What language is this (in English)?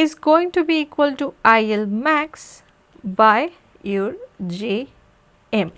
English